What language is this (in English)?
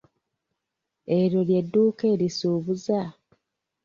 Ganda